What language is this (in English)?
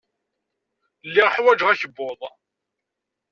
Kabyle